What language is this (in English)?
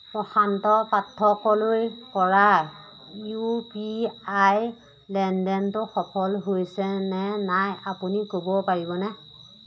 Assamese